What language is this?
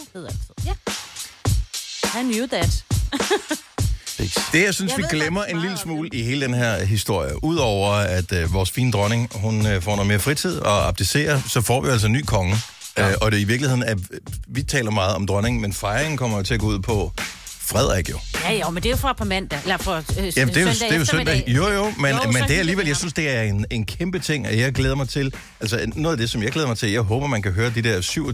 Danish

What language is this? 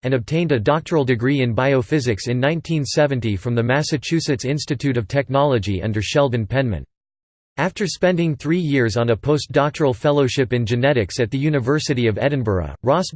English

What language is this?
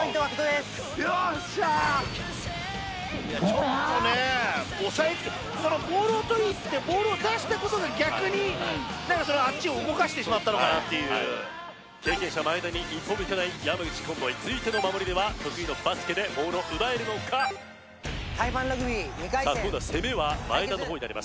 Japanese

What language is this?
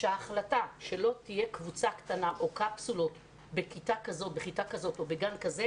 Hebrew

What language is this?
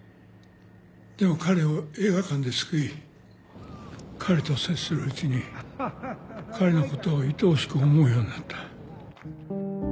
Japanese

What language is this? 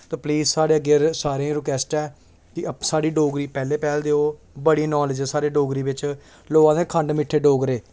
Dogri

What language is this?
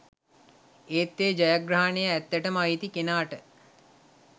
Sinhala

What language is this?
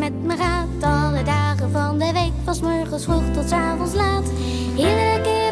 Dutch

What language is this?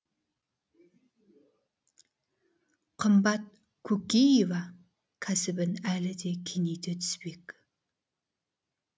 Kazakh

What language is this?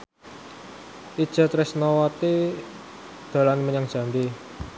Javanese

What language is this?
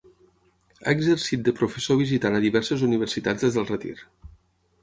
Catalan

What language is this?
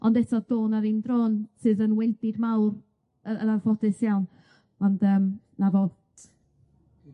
Welsh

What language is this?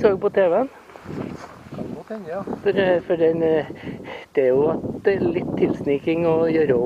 Portuguese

